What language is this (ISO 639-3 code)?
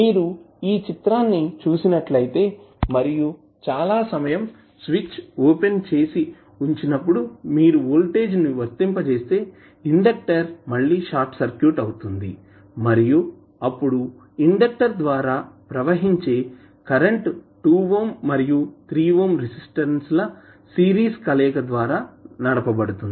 tel